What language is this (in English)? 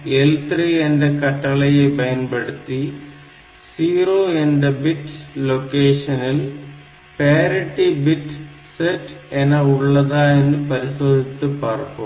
Tamil